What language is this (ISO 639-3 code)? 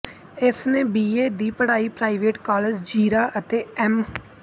pan